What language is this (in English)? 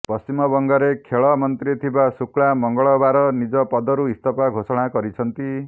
Odia